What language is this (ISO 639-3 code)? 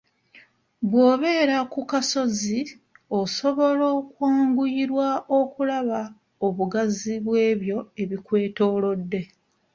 lug